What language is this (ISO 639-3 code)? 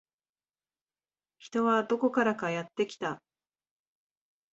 jpn